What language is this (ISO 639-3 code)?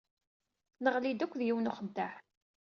kab